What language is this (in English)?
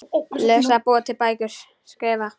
Icelandic